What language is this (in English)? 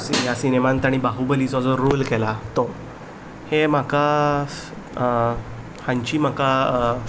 Konkani